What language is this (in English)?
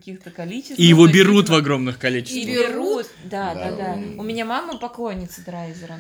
Russian